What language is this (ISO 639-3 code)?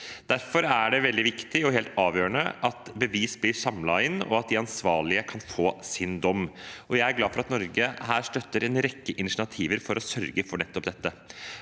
nor